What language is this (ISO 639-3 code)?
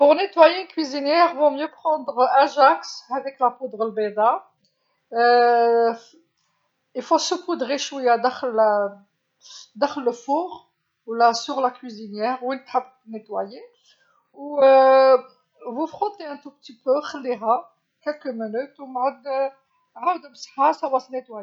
arq